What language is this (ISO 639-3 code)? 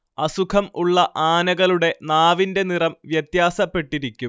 mal